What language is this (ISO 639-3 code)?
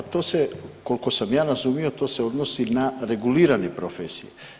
hrv